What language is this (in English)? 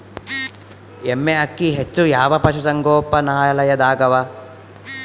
Kannada